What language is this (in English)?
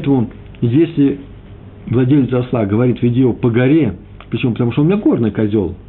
Russian